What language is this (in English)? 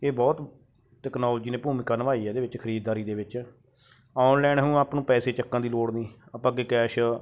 Punjabi